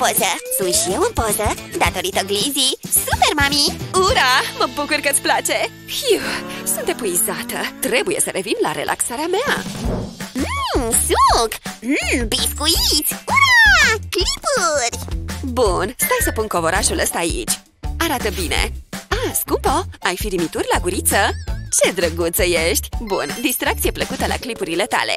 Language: Romanian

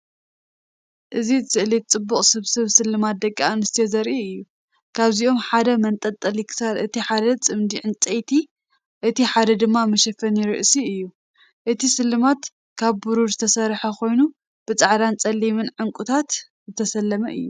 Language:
Tigrinya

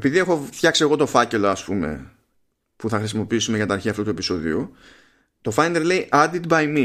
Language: Greek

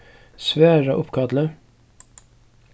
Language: Faroese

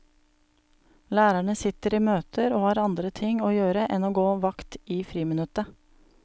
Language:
Norwegian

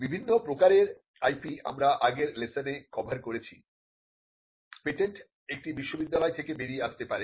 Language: Bangla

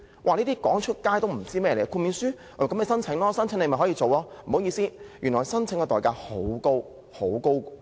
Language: Cantonese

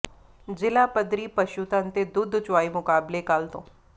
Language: Punjabi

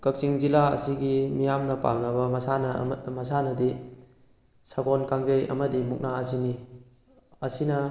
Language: Manipuri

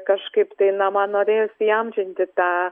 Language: Lithuanian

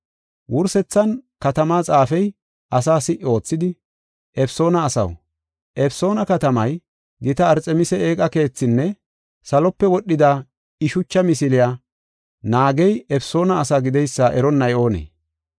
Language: Gofa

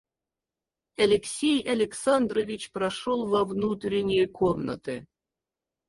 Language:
Russian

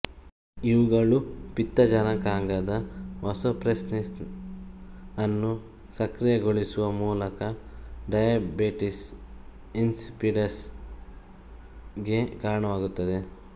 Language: Kannada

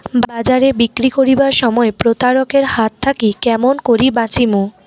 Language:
Bangla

